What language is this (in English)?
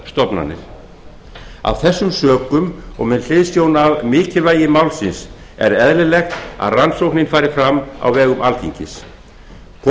Icelandic